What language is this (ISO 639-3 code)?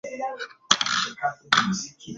swa